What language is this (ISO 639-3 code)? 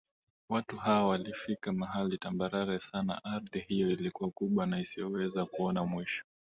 swa